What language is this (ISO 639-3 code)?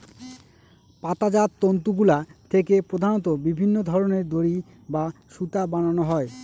ben